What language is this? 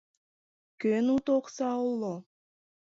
Mari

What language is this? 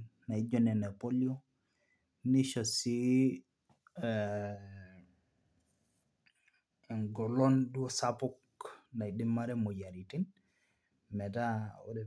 Masai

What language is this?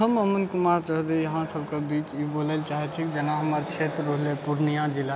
Maithili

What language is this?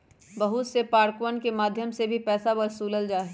Magahi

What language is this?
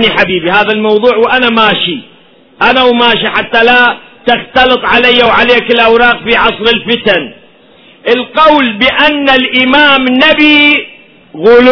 Arabic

